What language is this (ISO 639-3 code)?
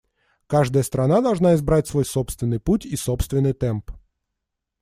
rus